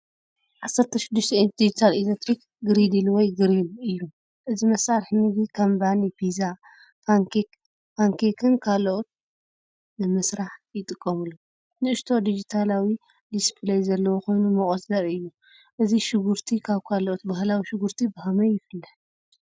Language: Tigrinya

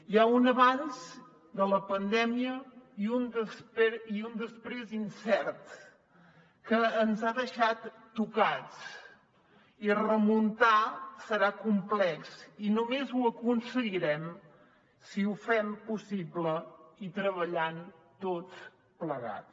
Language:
Catalan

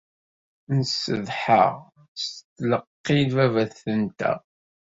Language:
Kabyle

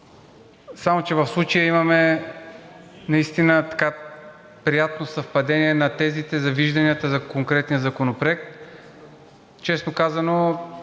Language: Bulgarian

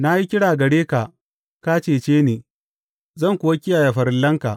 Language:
Hausa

